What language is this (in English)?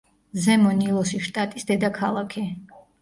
Georgian